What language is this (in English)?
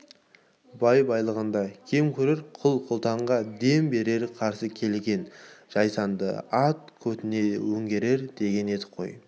Kazakh